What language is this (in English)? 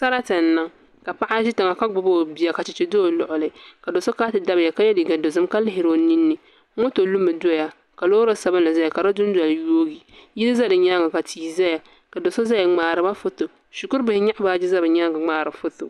Dagbani